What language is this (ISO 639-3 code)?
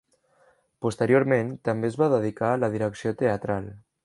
cat